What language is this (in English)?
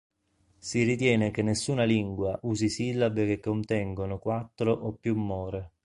Italian